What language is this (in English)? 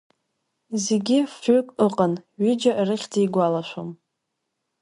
Abkhazian